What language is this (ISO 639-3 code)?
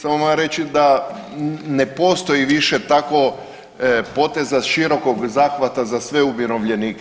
hrv